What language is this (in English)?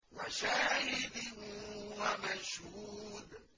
Arabic